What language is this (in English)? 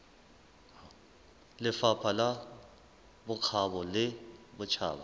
Southern Sotho